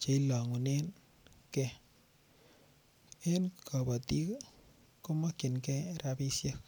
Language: Kalenjin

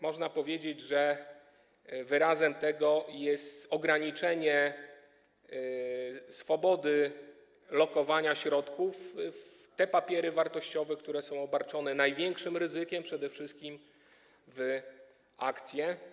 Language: Polish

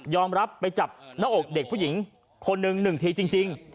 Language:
Thai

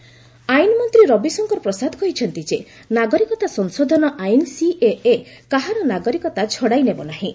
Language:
Odia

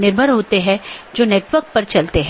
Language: Hindi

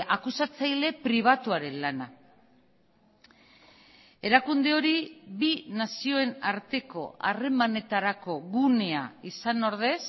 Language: Basque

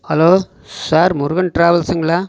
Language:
Tamil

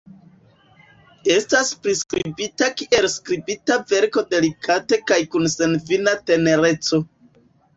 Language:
Esperanto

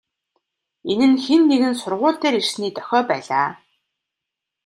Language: Mongolian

